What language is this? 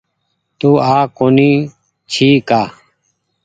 Goaria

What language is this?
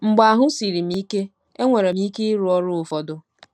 Igbo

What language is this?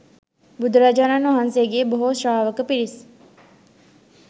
Sinhala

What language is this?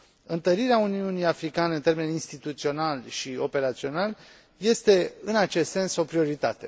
Romanian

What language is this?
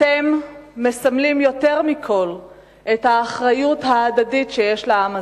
Hebrew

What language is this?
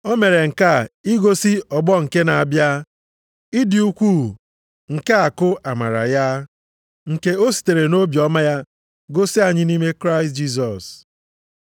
Igbo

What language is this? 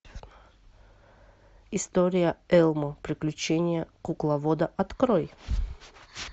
Russian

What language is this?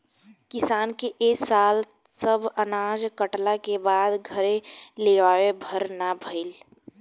Bhojpuri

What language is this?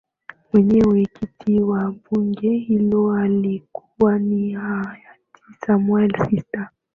Swahili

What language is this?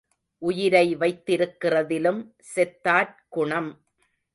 Tamil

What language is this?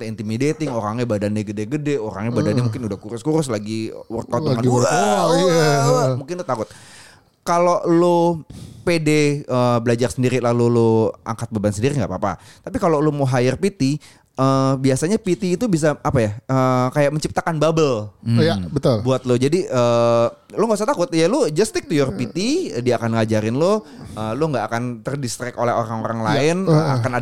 Indonesian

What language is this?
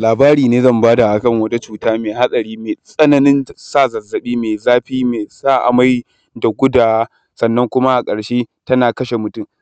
Hausa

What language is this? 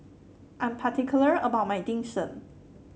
English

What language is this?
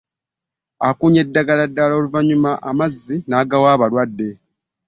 Ganda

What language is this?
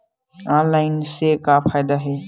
Chhattisgarhi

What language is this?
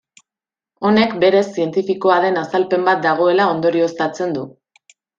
Basque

